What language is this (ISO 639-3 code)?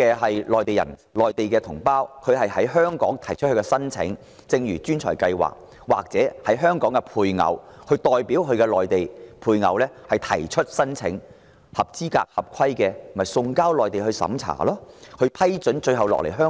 yue